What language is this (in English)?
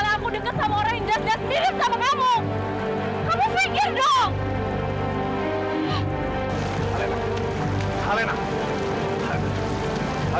Indonesian